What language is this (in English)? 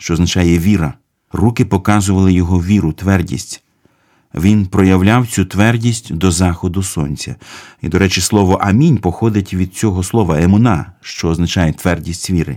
Ukrainian